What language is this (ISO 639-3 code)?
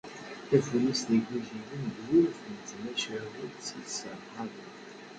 kab